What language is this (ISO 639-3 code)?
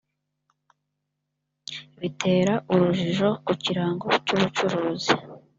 kin